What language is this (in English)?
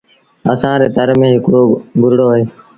Sindhi Bhil